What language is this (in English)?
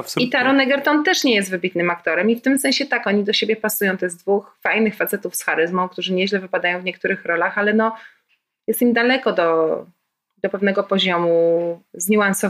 Polish